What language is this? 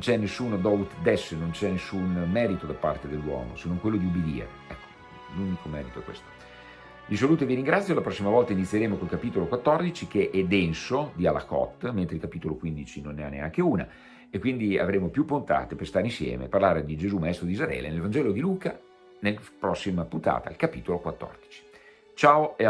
Italian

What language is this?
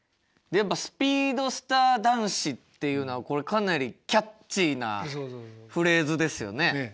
Japanese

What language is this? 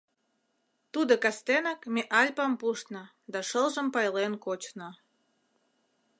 Mari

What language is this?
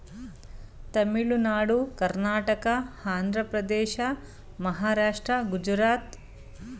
Kannada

